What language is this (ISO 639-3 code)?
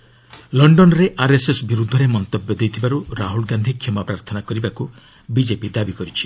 ori